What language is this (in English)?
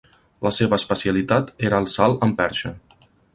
Catalan